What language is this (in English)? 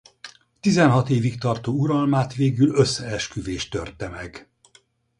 Hungarian